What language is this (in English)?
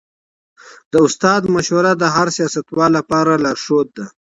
Pashto